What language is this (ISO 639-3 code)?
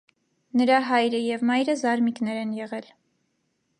hye